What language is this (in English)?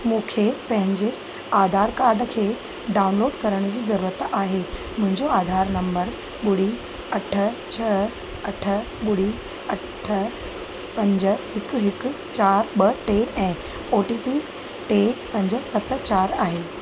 Sindhi